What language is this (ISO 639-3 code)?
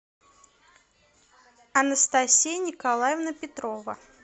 rus